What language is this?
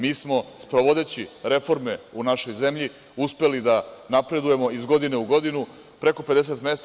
Serbian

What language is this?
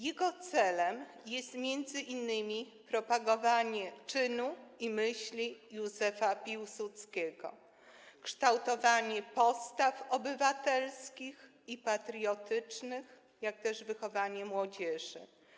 Polish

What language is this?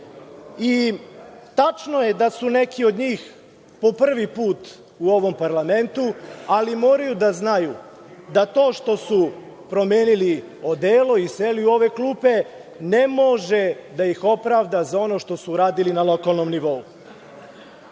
Serbian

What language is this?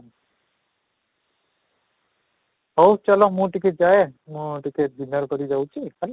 Odia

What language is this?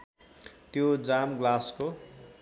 Nepali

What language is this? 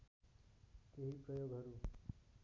Nepali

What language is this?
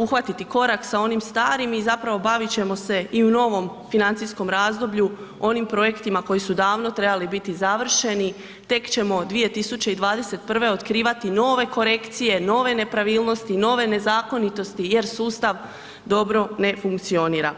Croatian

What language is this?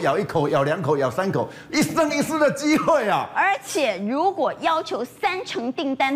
Chinese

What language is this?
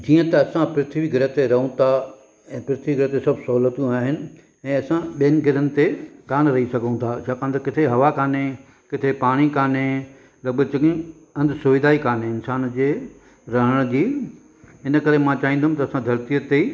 Sindhi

